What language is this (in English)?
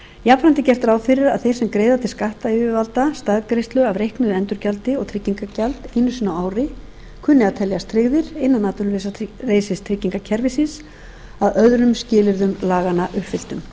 Icelandic